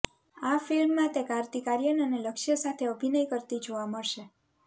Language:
Gujarati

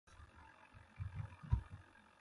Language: Kohistani Shina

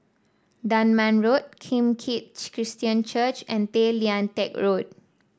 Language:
English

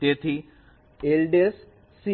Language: Gujarati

